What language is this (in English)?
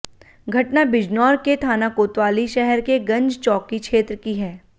Hindi